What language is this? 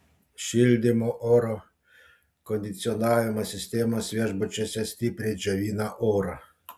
Lithuanian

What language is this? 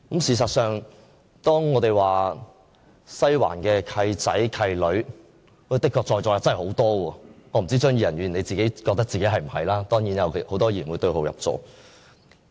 Cantonese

